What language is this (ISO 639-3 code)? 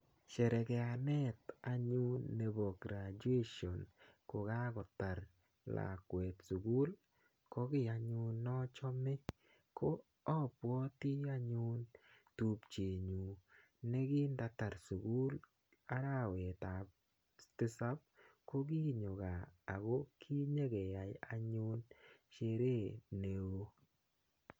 kln